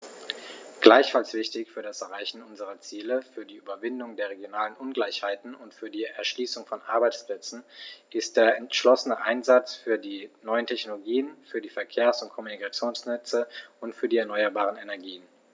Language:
German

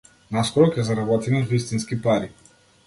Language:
Macedonian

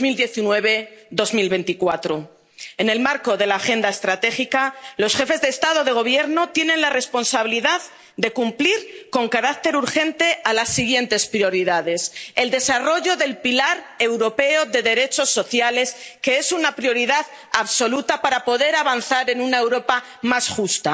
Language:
Spanish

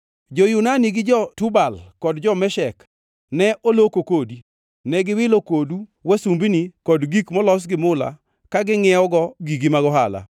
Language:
Luo (Kenya and Tanzania)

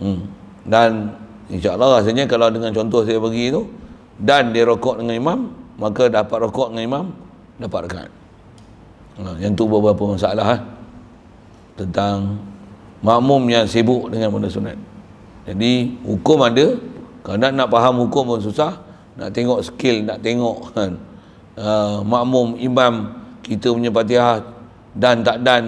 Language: Malay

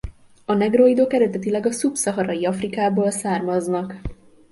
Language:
Hungarian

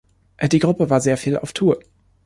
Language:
German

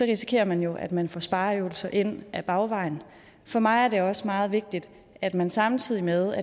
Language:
Danish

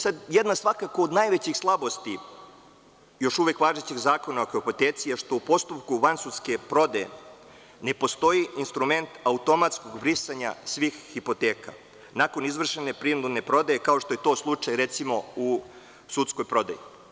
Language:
Serbian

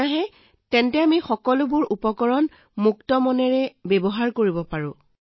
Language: Assamese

